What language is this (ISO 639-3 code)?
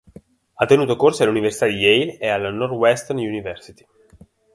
ita